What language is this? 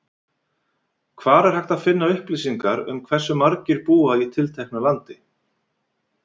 Icelandic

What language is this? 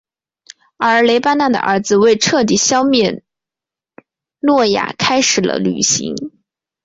Chinese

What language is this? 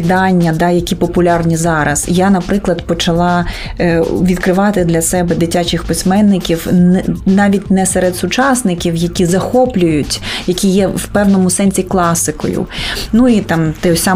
Ukrainian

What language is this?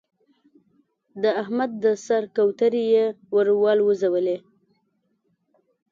Pashto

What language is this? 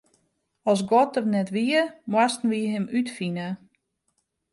Western Frisian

